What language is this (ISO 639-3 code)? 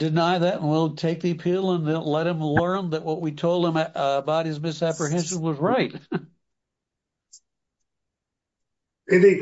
eng